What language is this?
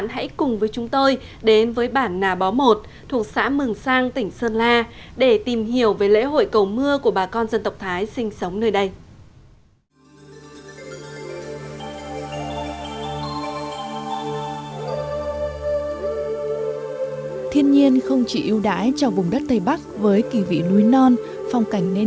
Vietnamese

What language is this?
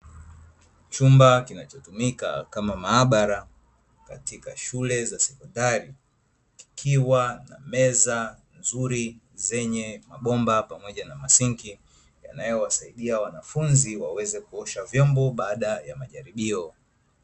Swahili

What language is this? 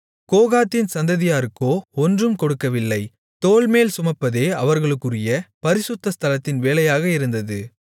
Tamil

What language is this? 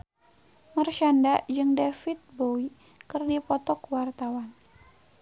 Sundanese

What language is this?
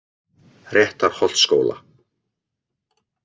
Icelandic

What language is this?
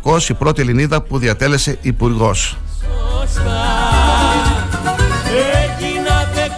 Greek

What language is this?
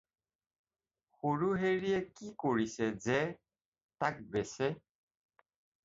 Assamese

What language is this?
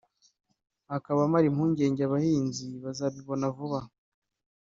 Kinyarwanda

